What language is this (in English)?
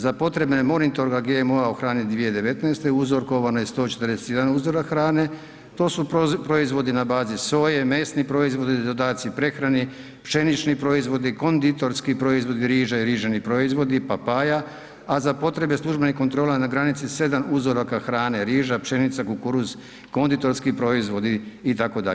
Croatian